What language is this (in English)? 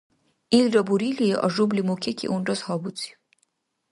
Dargwa